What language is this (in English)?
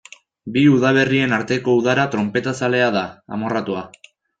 Basque